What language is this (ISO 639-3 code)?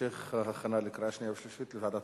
heb